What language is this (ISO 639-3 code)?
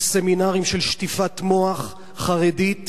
heb